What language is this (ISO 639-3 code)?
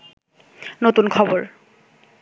ben